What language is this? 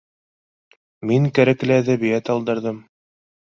Bashkir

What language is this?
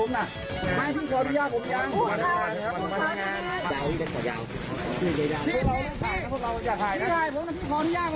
Thai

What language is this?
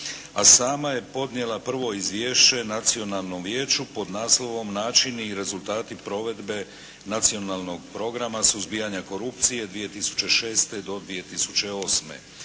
Croatian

